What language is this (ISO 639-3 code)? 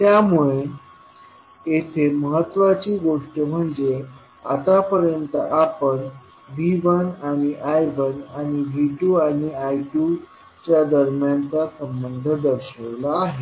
mar